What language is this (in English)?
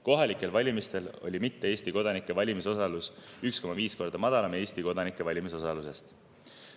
Estonian